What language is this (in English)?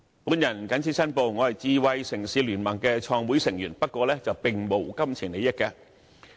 Cantonese